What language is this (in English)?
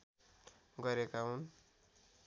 Nepali